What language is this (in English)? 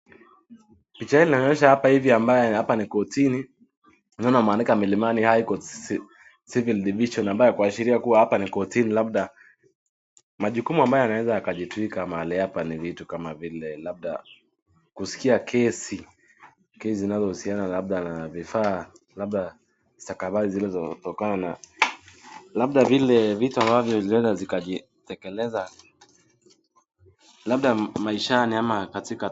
Swahili